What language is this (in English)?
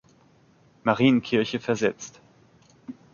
German